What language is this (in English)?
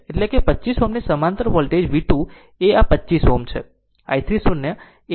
Gujarati